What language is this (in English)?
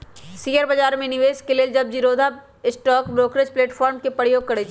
Magahi